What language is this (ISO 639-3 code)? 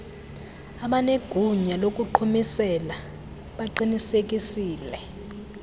xho